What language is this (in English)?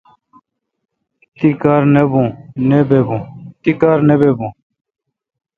Kalkoti